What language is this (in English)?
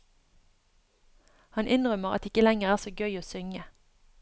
Norwegian